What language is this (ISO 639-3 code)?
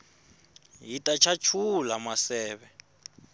tso